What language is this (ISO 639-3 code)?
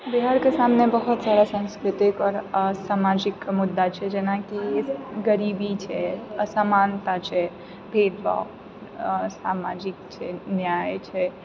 mai